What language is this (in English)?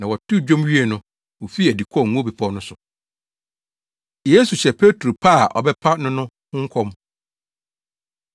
Akan